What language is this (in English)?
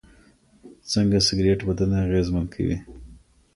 Pashto